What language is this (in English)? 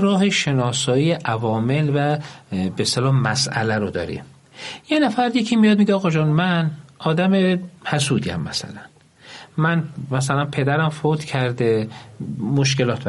Persian